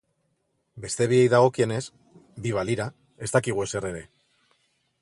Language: Basque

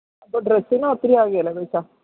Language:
Malayalam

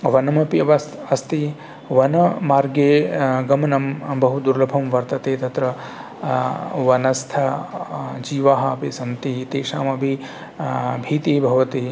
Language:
Sanskrit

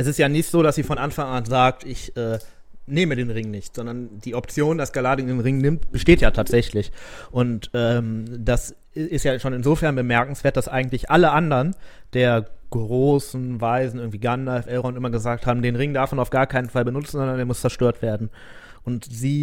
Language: German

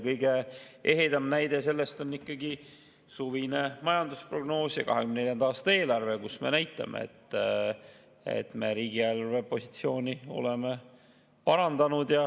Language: Estonian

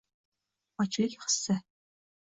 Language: Uzbek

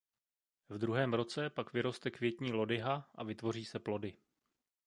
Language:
Czech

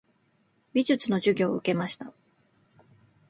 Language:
Japanese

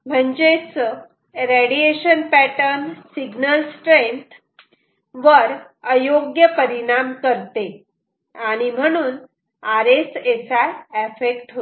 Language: Marathi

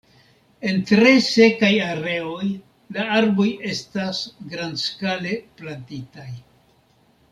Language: Esperanto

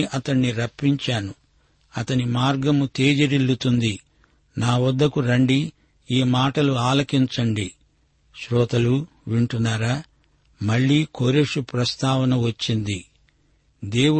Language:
Telugu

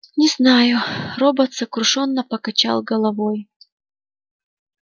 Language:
Russian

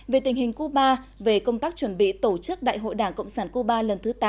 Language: Vietnamese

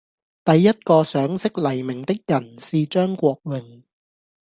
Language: Cantonese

